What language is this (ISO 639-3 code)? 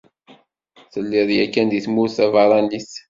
kab